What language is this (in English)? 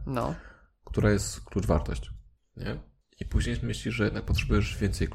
Polish